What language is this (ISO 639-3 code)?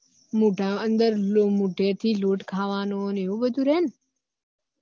guj